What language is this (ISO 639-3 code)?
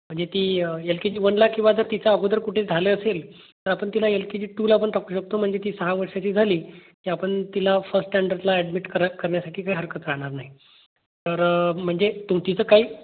mar